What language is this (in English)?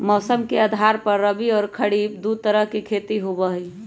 Magahi